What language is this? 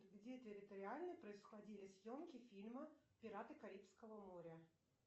Russian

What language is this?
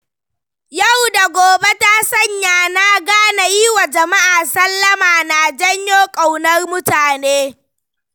Hausa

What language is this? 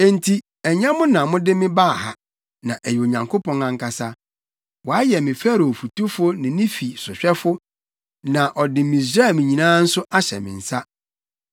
Akan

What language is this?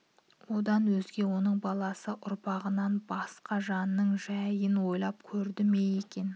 Kazakh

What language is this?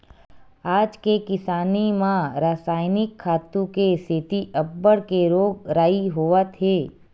Chhattisgarhi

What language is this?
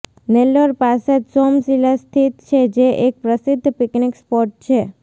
Gujarati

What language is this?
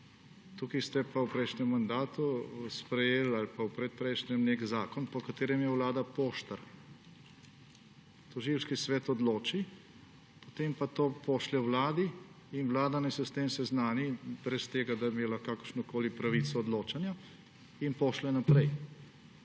Slovenian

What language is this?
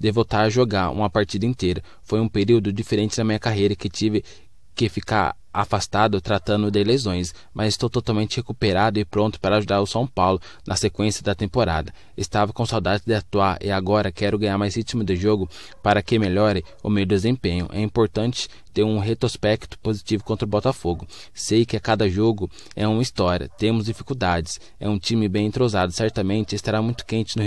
Portuguese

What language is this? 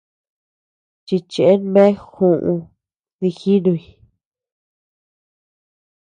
Tepeuxila Cuicatec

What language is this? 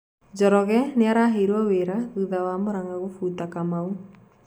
Kikuyu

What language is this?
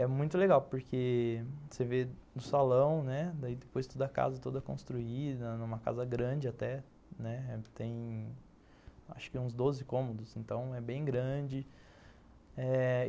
Portuguese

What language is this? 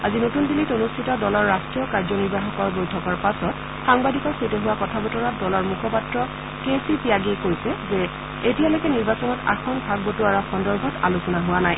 Assamese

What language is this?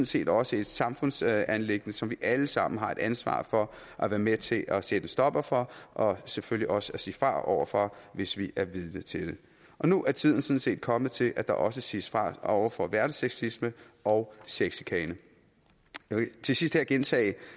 Danish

